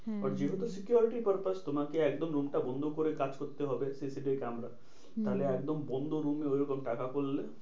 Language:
Bangla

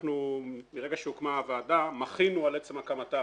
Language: Hebrew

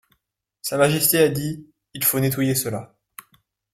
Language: French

